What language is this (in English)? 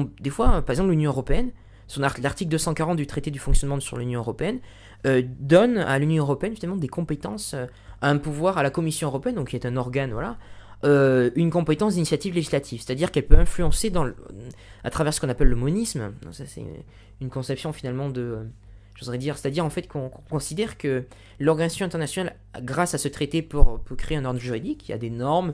French